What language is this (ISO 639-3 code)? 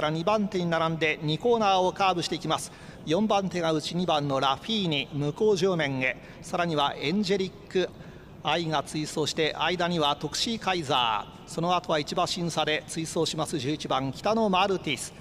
jpn